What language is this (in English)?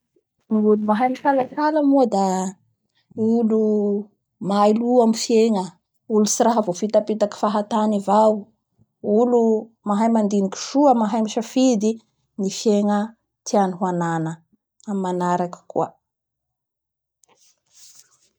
Bara Malagasy